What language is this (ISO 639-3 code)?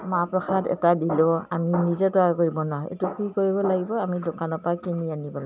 asm